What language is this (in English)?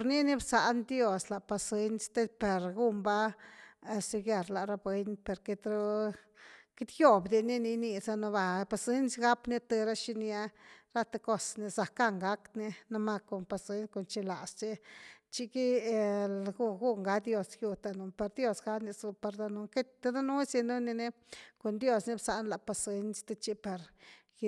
Güilá Zapotec